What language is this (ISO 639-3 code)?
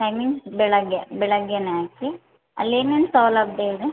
kan